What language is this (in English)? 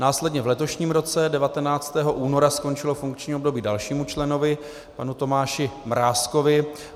Czech